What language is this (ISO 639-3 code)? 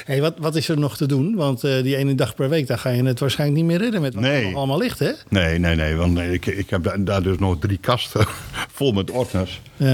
nld